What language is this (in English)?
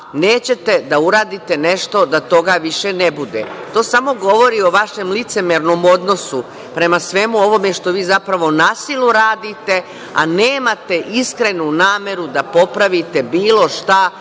Serbian